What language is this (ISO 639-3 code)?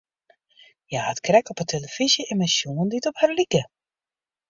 fry